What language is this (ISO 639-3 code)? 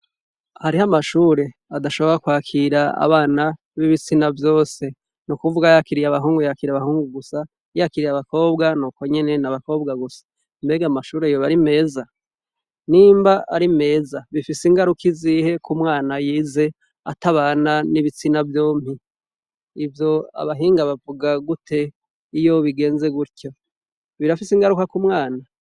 run